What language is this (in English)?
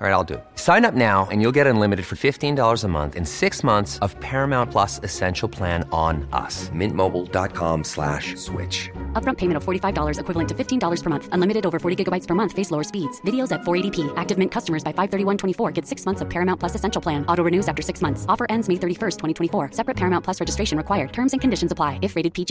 Filipino